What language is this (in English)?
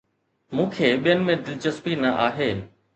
Sindhi